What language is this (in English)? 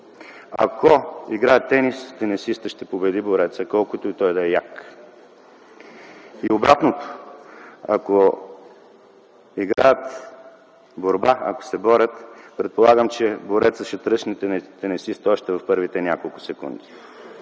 Bulgarian